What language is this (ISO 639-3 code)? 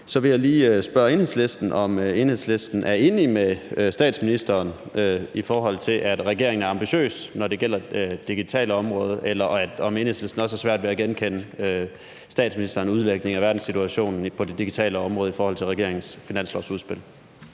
dan